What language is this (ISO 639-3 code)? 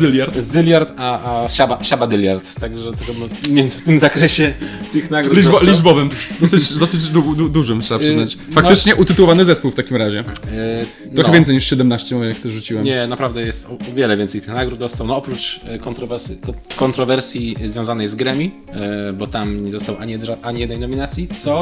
pol